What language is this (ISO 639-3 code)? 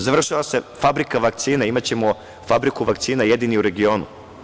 srp